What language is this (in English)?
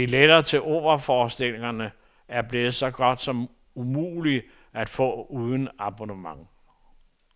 Danish